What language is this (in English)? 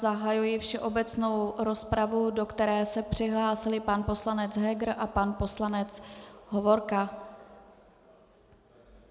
Czech